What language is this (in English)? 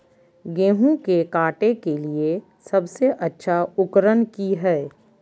Magahi